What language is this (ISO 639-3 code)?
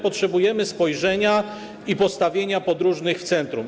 pol